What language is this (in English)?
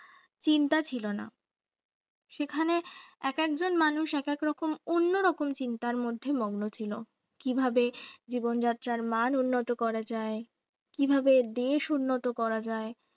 Bangla